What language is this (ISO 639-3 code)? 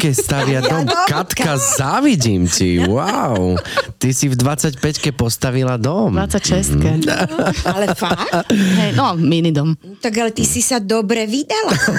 slk